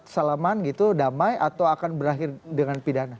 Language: Indonesian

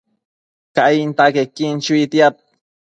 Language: Matsés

